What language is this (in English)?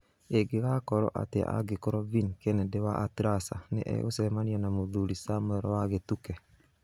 Kikuyu